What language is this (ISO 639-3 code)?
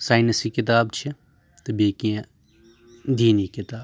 kas